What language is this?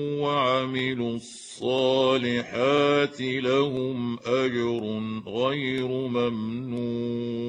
Arabic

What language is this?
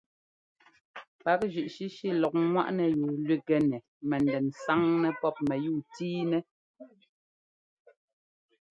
Ngomba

